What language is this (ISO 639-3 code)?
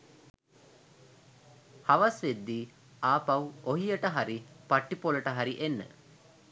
sin